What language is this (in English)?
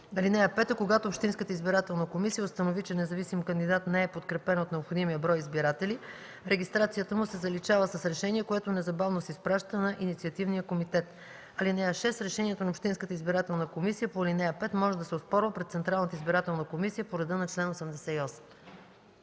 Bulgarian